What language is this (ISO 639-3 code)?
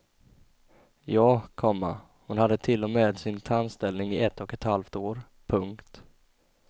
swe